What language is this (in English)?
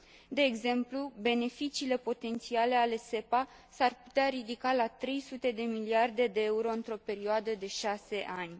Romanian